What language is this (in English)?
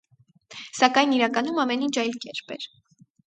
Armenian